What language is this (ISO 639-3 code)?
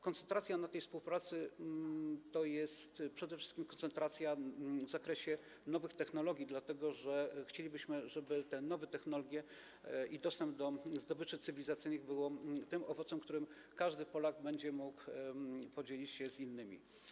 pol